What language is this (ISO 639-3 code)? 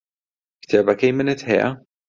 ckb